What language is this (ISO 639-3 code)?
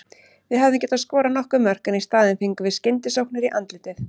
isl